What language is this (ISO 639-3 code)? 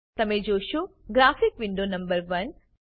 guj